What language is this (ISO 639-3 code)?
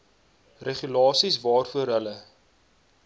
afr